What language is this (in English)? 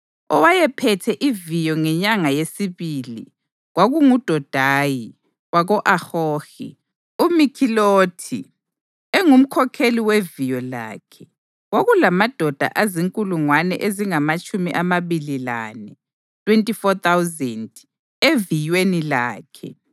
North Ndebele